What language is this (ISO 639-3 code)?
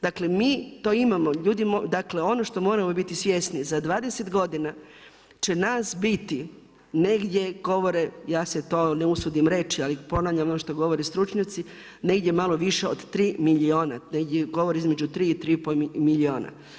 hrv